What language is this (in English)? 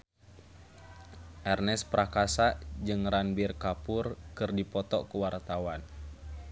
Sundanese